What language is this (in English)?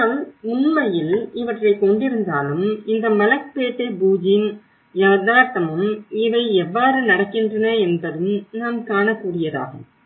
Tamil